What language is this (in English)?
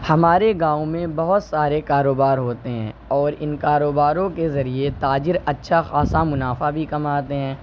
Urdu